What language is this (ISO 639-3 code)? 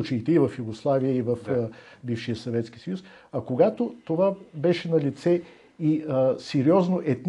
bul